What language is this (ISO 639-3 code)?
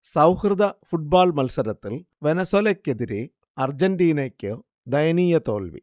mal